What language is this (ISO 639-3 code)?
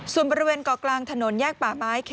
tha